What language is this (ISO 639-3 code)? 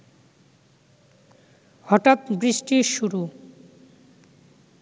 ben